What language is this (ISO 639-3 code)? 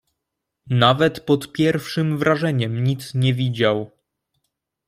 pol